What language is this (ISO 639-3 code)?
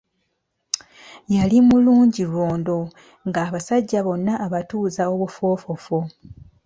lug